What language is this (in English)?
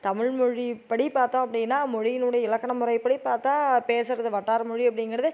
Tamil